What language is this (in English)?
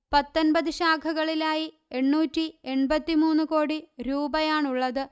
Malayalam